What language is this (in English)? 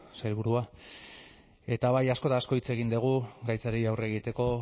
Basque